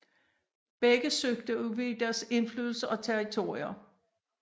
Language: Danish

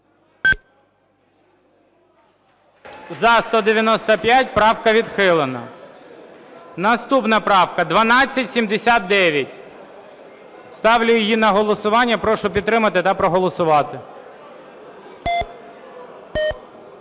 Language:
Ukrainian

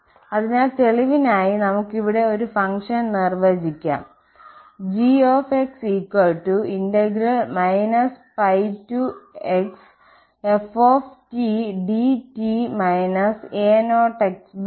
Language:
Malayalam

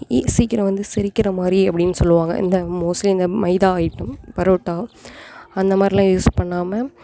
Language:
Tamil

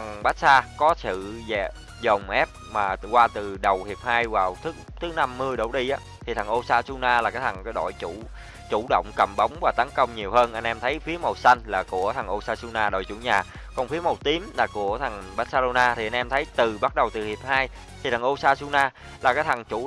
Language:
Vietnamese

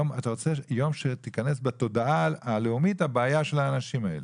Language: Hebrew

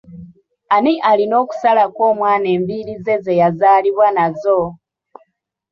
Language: Ganda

